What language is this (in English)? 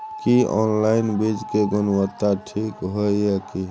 Maithili